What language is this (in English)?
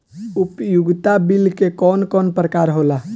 Bhojpuri